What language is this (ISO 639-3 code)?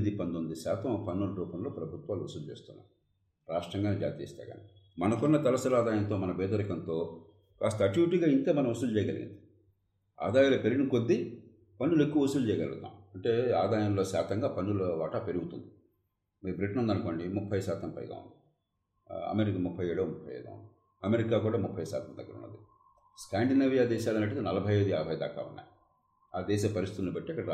tel